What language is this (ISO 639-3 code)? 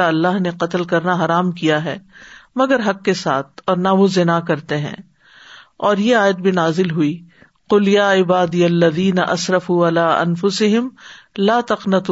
urd